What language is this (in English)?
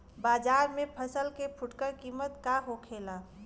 Bhojpuri